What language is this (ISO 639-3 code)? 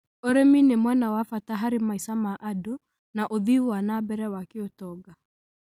kik